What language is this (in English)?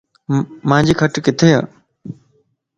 Lasi